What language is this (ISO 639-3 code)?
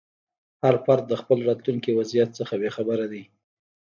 pus